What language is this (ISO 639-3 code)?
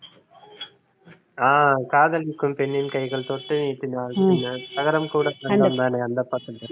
tam